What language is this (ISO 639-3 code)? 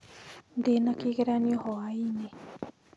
kik